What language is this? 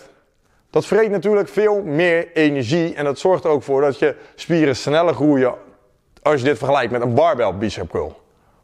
Dutch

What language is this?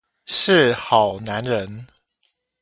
Chinese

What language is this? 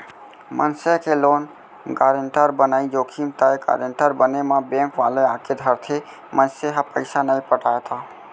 Chhattisgarhi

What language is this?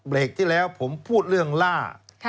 Thai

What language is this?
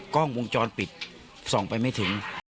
Thai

